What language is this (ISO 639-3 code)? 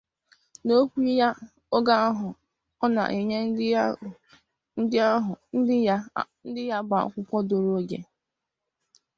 ibo